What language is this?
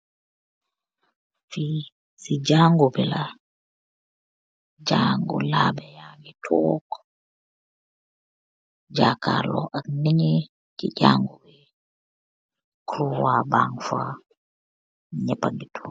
Wolof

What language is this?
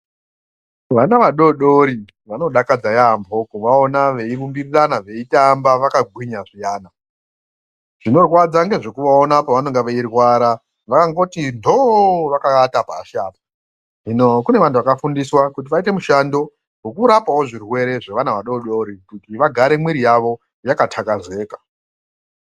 Ndau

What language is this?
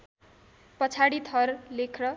Nepali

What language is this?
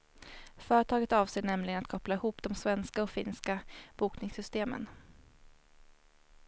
Swedish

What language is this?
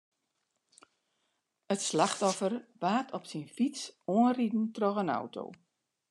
Western Frisian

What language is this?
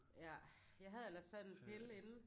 Danish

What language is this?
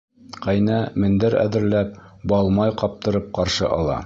Bashkir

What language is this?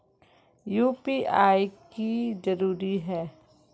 Magahi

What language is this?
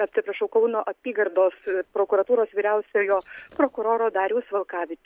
Lithuanian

